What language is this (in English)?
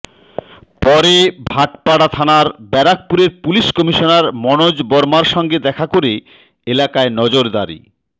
Bangla